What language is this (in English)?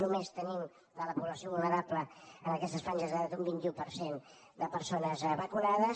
Catalan